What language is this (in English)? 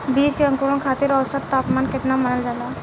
Bhojpuri